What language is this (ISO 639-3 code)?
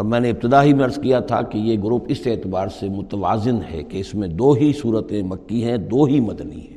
urd